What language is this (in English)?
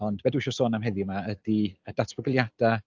Welsh